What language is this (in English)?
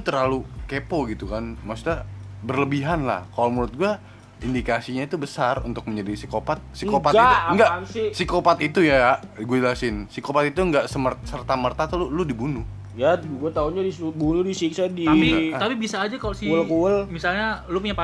Indonesian